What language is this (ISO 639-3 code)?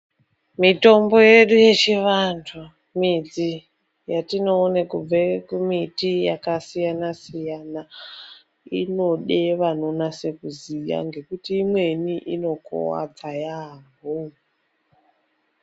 ndc